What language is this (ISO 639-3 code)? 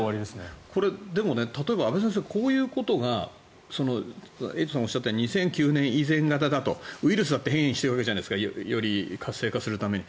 jpn